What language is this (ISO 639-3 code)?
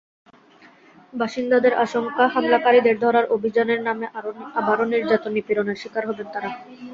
ben